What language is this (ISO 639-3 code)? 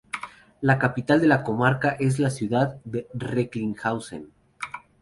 spa